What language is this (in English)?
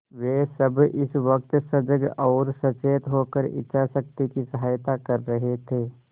Hindi